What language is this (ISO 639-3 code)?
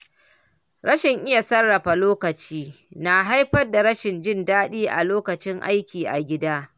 hau